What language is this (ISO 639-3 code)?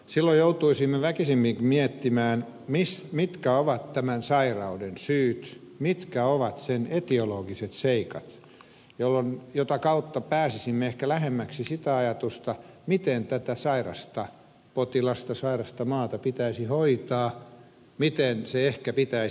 fin